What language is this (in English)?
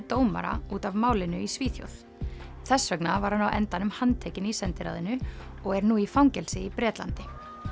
Icelandic